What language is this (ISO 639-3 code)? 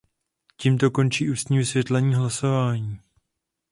ces